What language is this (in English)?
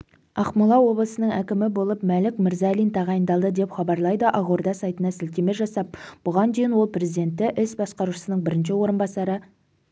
Kazakh